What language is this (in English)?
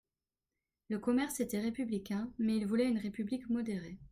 French